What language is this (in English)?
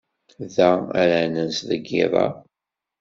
Kabyle